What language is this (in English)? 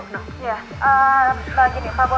Indonesian